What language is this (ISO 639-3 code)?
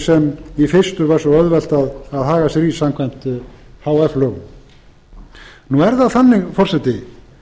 isl